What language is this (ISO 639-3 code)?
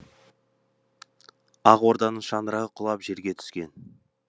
kaz